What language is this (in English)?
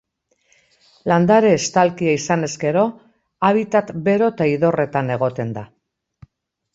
Basque